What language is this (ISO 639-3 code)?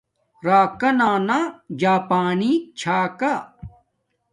dmk